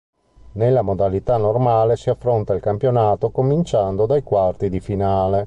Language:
Italian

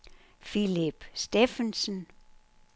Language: Danish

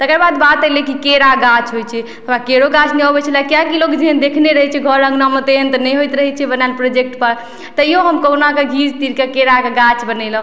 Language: Maithili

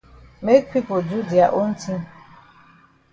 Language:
Cameroon Pidgin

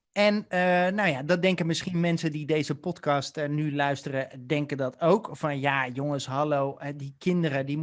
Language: Dutch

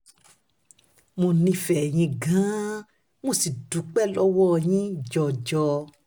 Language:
Yoruba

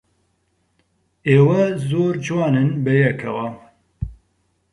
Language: Central Kurdish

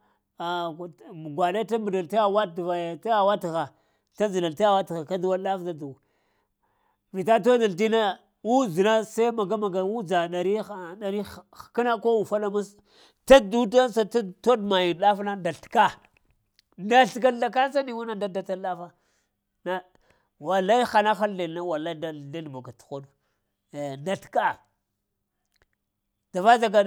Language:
Lamang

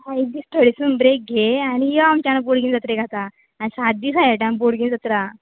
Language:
Konkani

